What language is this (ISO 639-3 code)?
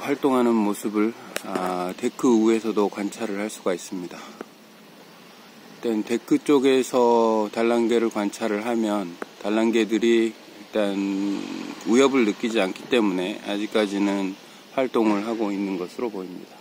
kor